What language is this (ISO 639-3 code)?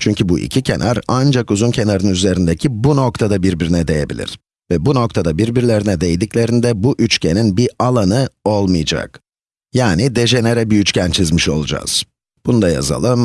tur